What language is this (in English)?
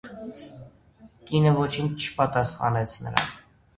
Armenian